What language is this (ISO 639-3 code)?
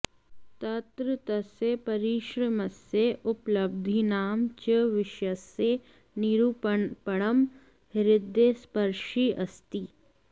san